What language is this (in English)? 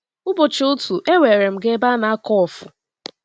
Igbo